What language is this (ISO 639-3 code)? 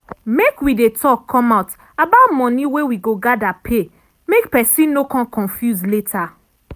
pcm